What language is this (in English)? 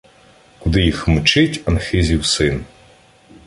Ukrainian